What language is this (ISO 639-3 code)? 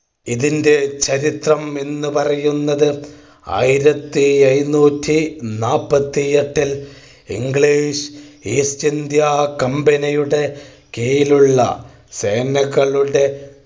mal